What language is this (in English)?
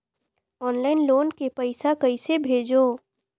Chhattisgarhi